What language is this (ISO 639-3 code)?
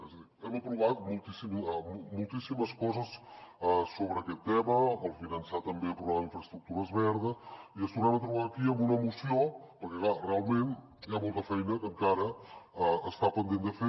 cat